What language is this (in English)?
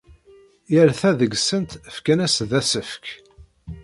Kabyle